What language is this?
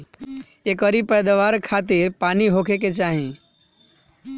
Bhojpuri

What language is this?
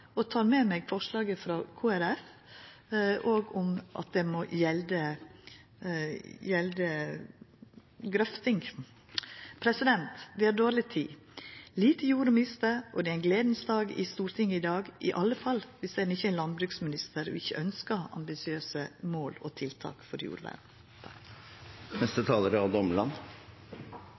Norwegian Nynorsk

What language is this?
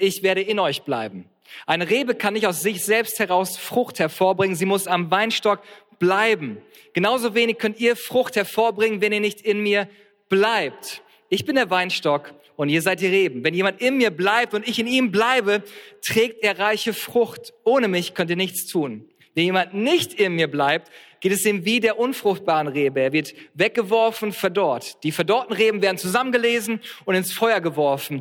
German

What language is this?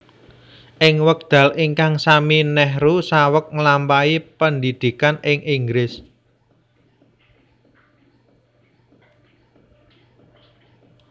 Javanese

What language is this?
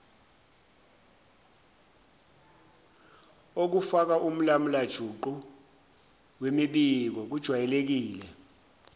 Zulu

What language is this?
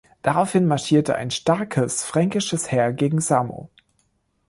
German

